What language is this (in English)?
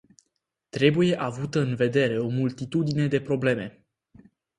Romanian